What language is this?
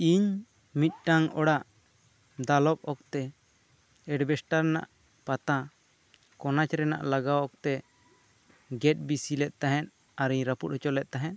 Santali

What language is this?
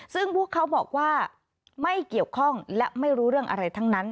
Thai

